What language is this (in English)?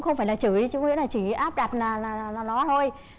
Vietnamese